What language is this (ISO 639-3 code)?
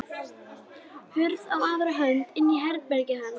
isl